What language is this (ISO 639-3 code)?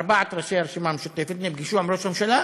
heb